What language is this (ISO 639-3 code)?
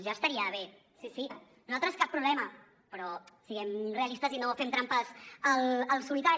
cat